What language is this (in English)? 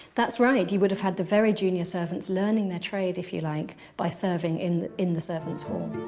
English